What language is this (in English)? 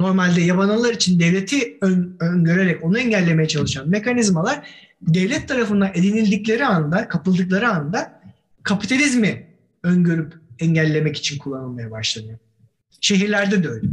Turkish